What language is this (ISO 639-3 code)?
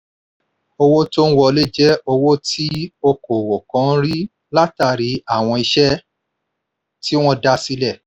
yor